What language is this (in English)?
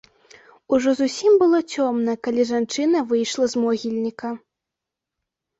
Belarusian